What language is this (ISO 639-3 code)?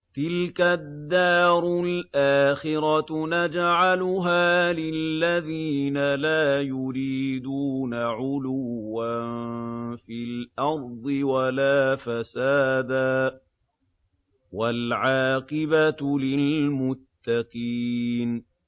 ara